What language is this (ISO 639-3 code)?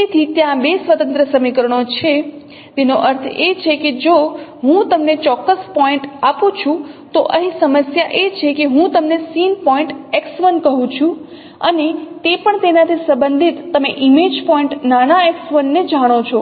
guj